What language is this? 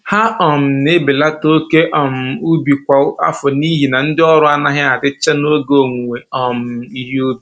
Igbo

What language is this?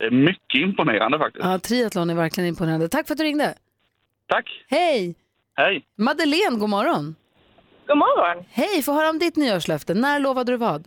Swedish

